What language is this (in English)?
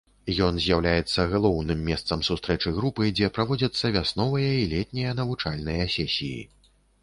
Belarusian